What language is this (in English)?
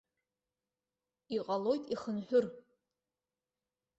Abkhazian